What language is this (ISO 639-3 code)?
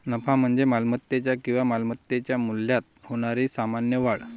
mar